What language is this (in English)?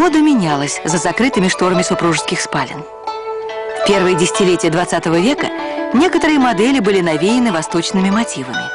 Russian